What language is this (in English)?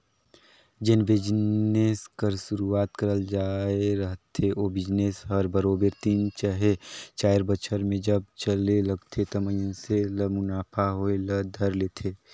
Chhattisgarhi